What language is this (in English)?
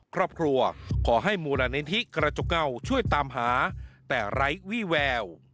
Thai